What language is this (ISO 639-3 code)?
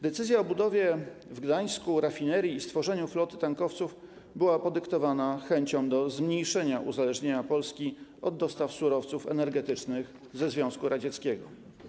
pol